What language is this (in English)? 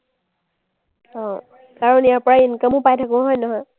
Assamese